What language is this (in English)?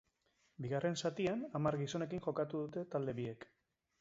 Basque